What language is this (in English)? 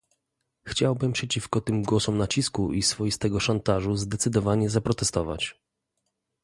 Polish